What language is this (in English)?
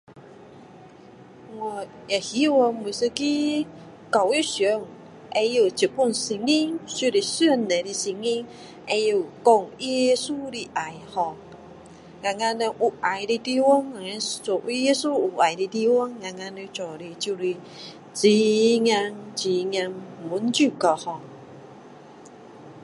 Min Dong Chinese